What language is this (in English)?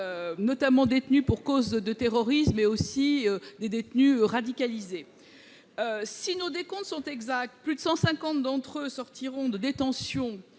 French